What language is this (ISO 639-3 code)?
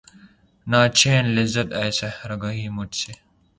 urd